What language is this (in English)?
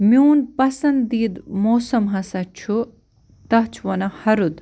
Kashmiri